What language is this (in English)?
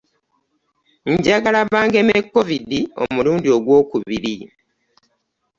Ganda